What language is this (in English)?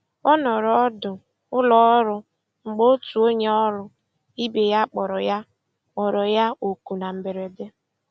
Igbo